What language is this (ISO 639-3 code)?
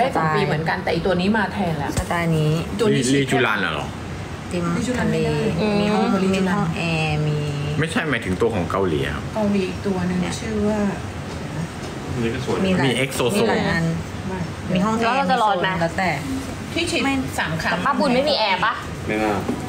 tha